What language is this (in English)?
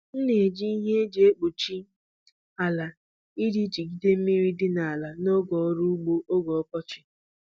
Igbo